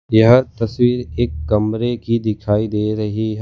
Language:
Hindi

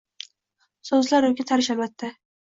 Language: Uzbek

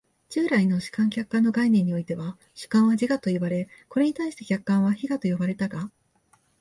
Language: Japanese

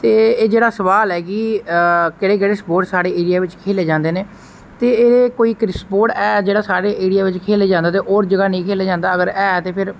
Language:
Dogri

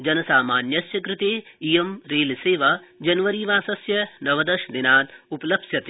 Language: Sanskrit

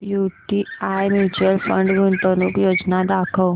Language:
Marathi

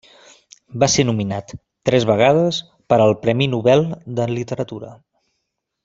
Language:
Catalan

